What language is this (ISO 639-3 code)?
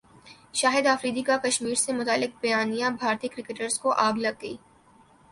urd